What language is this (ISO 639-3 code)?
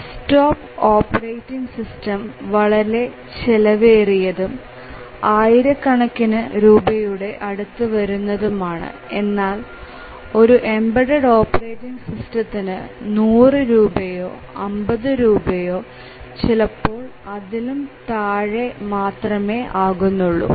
mal